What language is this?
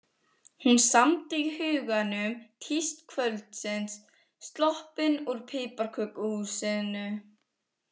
Icelandic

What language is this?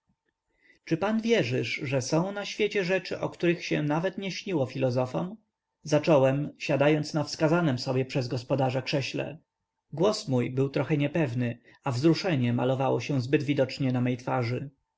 Polish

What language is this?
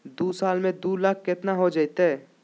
Magahi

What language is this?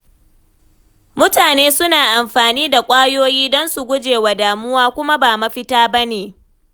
Hausa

